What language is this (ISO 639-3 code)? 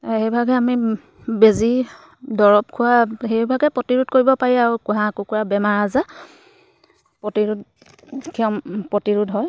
asm